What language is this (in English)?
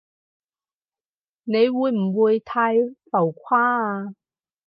Cantonese